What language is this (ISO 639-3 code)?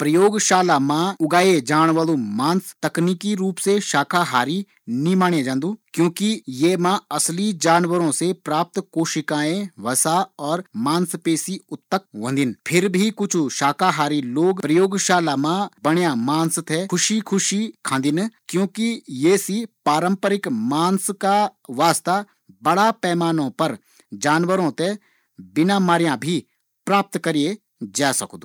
gbm